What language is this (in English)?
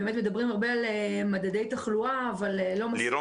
Hebrew